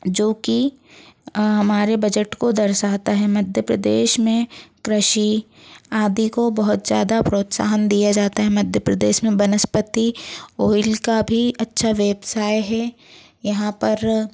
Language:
Hindi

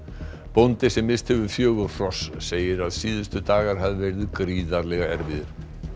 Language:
Icelandic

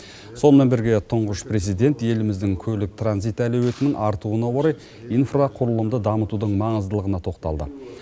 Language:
Kazakh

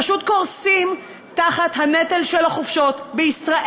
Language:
Hebrew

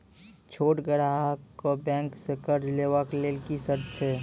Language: Maithili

